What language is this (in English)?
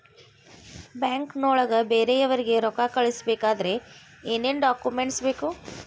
Kannada